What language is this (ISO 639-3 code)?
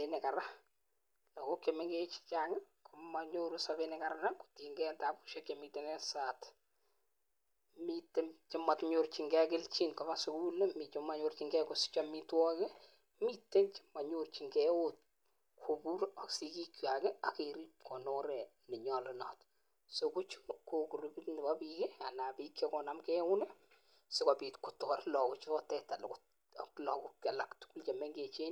kln